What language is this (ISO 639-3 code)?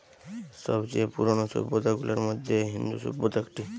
ben